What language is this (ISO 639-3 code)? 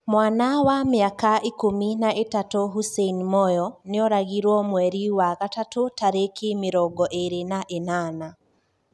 kik